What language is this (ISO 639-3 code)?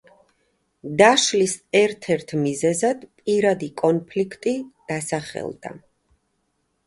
kat